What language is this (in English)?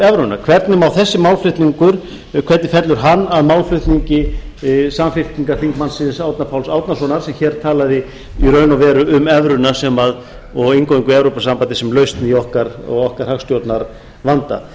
Icelandic